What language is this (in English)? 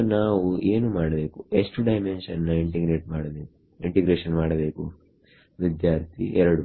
Kannada